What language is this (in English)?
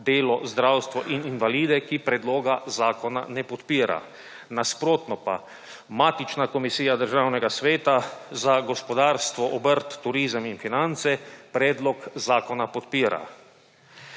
Slovenian